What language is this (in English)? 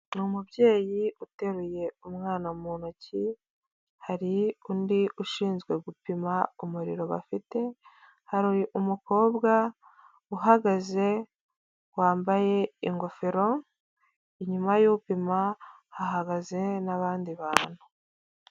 Kinyarwanda